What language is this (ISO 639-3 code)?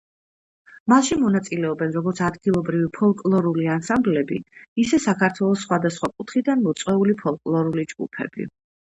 kat